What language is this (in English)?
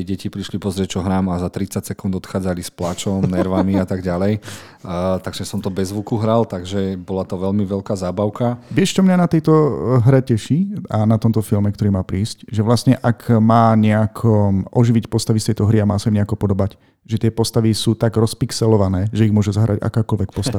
Slovak